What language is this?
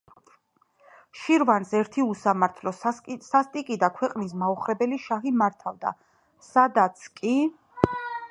Georgian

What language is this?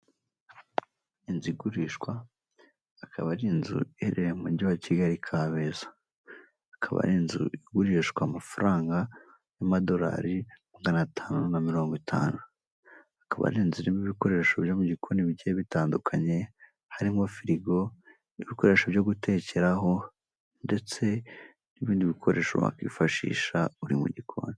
Kinyarwanda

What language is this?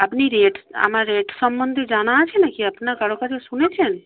Bangla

